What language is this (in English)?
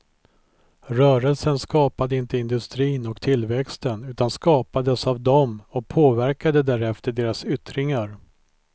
Swedish